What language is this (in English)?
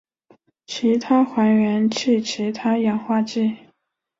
Chinese